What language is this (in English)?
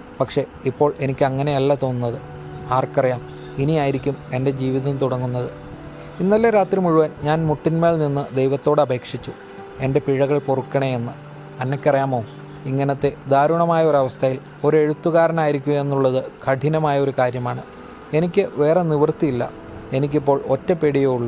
Malayalam